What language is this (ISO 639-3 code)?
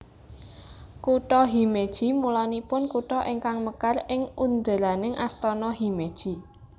jav